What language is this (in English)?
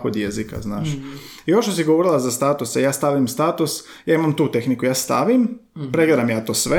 Croatian